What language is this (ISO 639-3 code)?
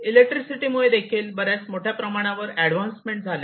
mar